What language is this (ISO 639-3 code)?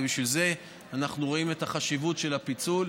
heb